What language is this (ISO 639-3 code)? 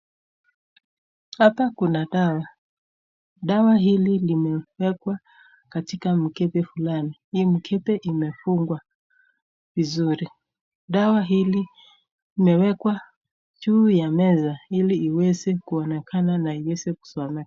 swa